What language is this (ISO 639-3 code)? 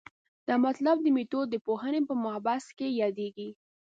pus